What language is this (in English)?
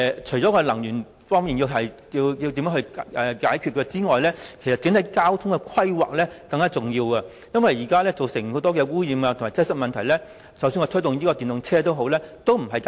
Cantonese